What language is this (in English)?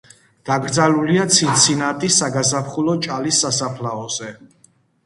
Georgian